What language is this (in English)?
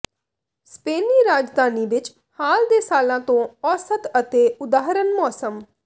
Punjabi